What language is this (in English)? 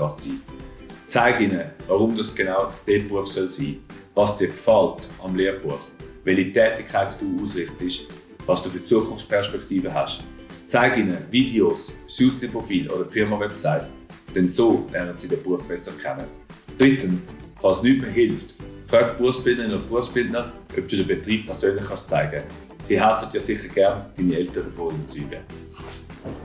German